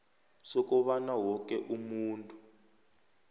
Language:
South Ndebele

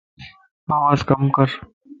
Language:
Lasi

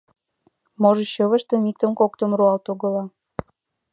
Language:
Mari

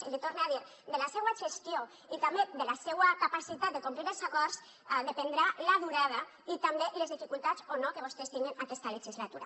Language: Catalan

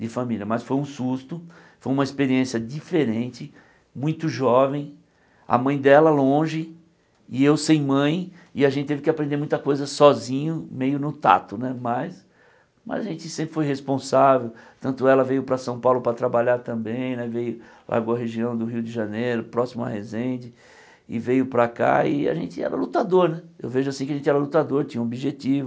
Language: Portuguese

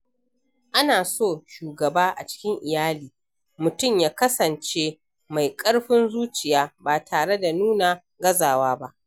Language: Hausa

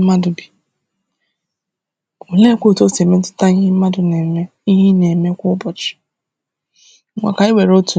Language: Igbo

